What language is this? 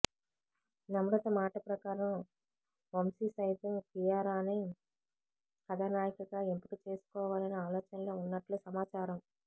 Telugu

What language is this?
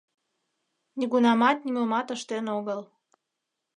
Mari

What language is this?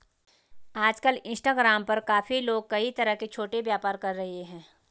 Hindi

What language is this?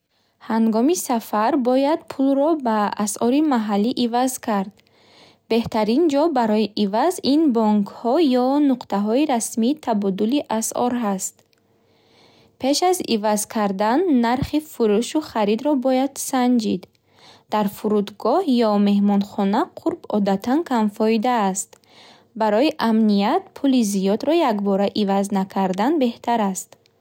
Bukharic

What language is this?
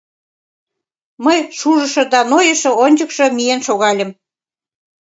Mari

